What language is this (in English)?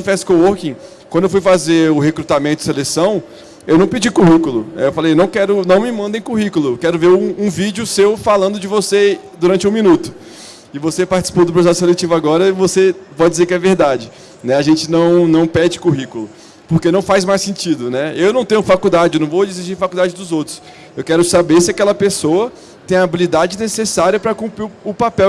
Portuguese